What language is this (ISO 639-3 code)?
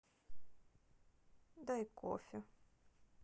rus